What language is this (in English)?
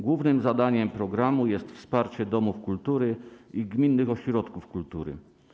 Polish